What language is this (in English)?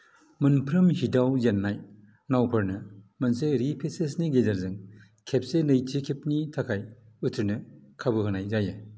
Bodo